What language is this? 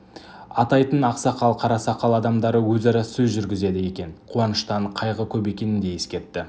Kazakh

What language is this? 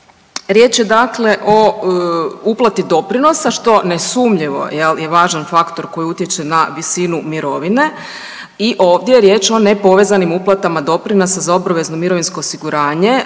Croatian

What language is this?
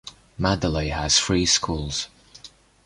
English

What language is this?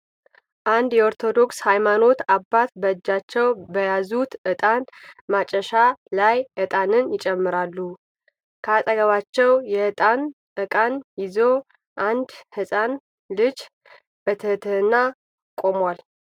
Amharic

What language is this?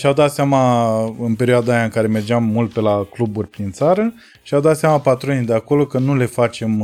Romanian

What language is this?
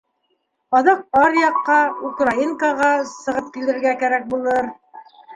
Bashkir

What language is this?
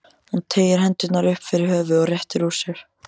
Icelandic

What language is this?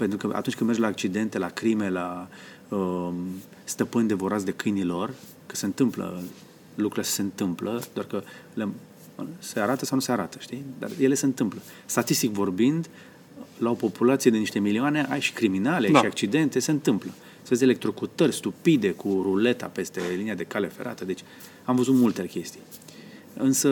Romanian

